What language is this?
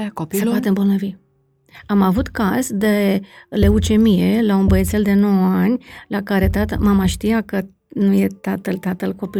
Romanian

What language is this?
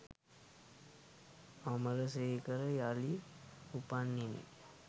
Sinhala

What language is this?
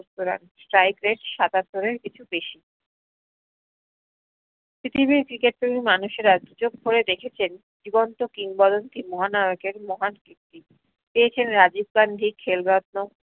Bangla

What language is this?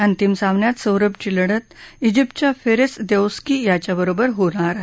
Marathi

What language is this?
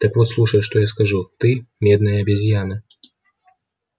Russian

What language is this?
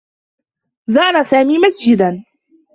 Arabic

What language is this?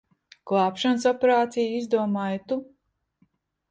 Latvian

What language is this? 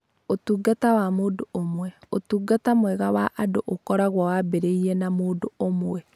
Kikuyu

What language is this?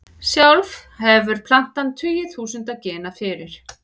Icelandic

